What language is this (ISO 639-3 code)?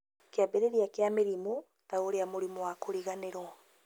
kik